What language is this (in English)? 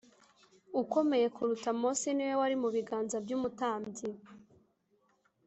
Kinyarwanda